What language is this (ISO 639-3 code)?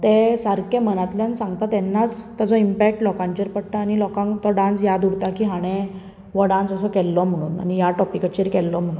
kok